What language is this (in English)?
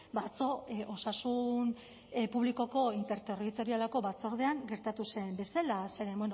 Basque